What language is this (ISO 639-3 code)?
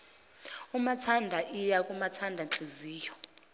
zul